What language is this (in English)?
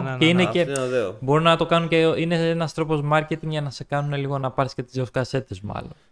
Greek